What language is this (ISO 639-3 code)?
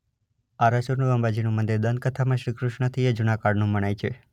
guj